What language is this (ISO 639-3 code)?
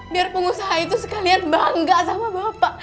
ind